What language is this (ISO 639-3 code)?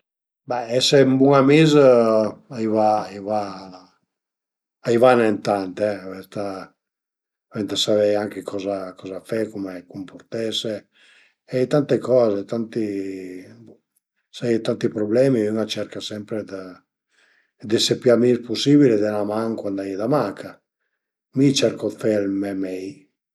pms